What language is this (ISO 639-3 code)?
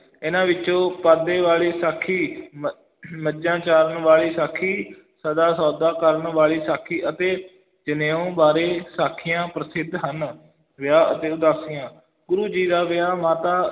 pan